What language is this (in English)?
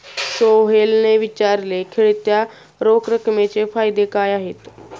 Marathi